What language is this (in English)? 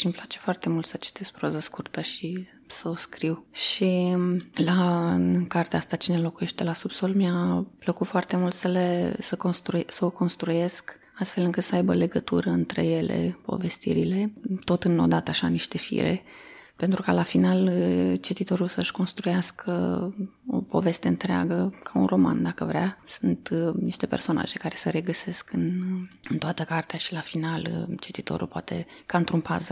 Romanian